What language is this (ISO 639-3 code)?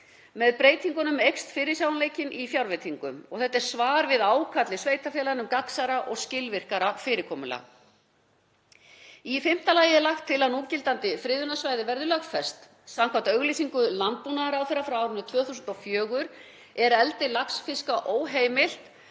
isl